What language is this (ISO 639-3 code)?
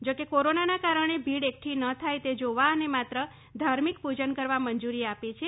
guj